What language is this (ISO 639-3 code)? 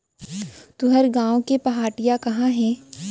hne